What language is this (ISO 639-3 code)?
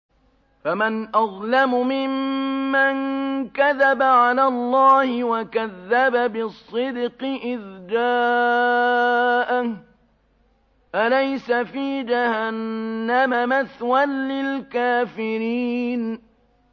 ara